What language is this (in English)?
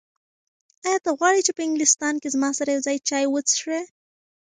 Pashto